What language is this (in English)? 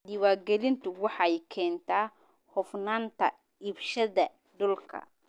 Somali